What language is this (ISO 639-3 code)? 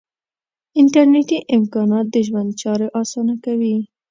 pus